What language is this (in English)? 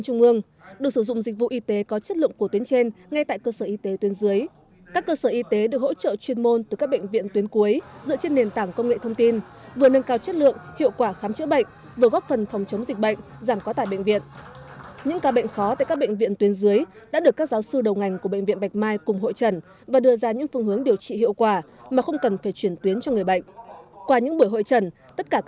Vietnamese